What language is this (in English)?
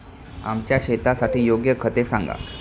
Marathi